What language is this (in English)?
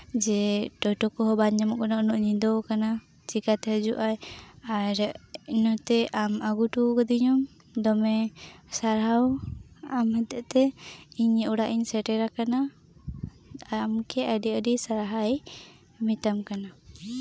Santali